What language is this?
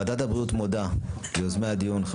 Hebrew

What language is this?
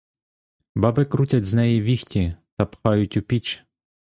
Ukrainian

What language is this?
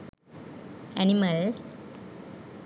Sinhala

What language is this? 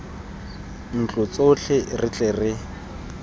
Tswana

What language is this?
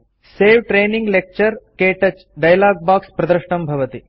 Sanskrit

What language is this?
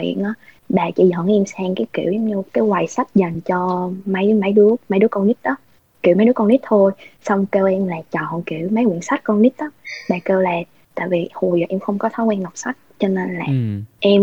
Vietnamese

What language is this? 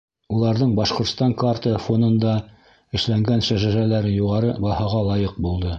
Bashkir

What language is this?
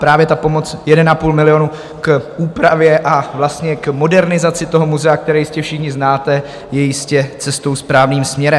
Czech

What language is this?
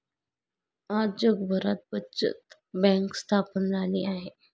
Marathi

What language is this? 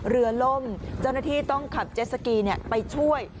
Thai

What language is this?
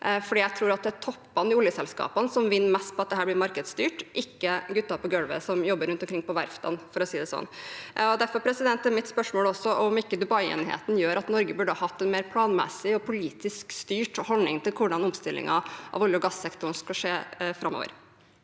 Norwegian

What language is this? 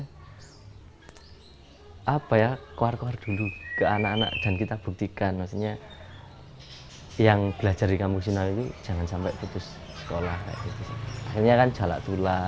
Indonesian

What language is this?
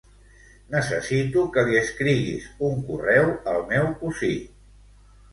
Catalan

